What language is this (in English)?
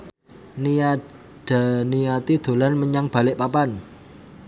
Javanese